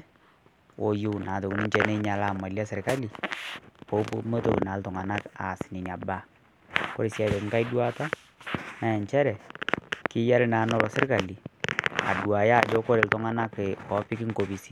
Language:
Masai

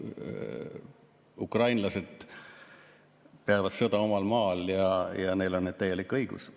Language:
Estonian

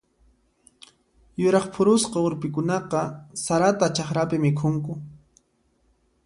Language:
Puno Quechua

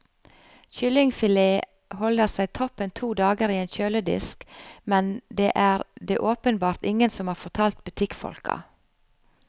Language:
Norwegian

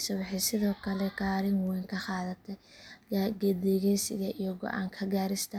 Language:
Somali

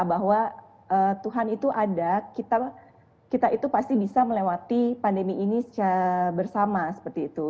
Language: Indonesian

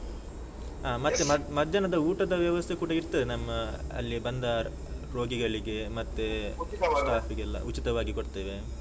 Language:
Kannada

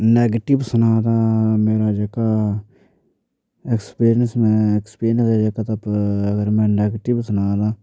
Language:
Dogri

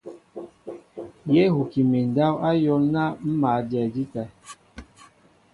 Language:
Mbo (Cameroon)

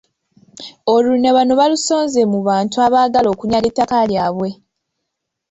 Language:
Ganda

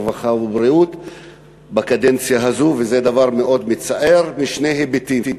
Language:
Hebrew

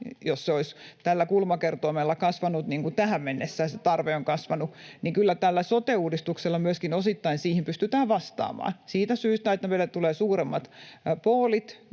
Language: Finnish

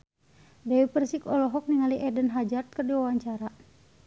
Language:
Sundanese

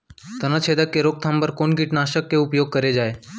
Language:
Chhattisgarhi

